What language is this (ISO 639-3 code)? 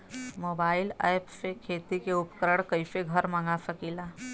bho